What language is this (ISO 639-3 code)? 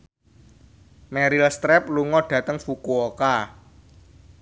jav